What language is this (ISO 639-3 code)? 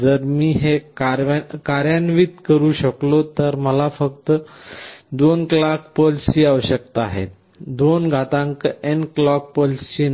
mar